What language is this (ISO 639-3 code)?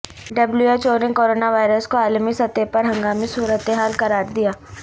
urd